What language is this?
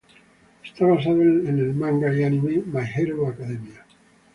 Spanish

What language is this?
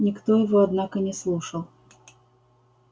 Russian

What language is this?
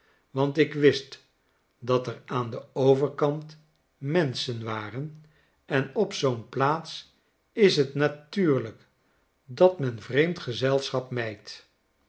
Dutch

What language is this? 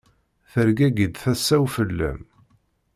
Kabyle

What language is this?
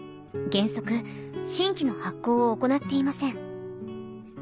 Japanese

